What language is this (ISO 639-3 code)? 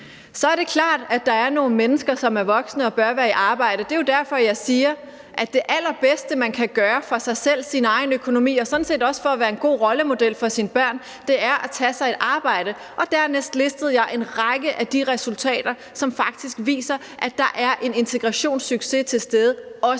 dan